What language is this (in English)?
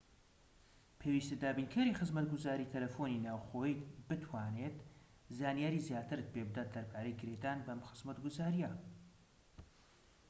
Central Kurdish